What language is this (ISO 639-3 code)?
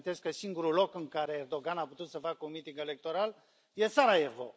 ron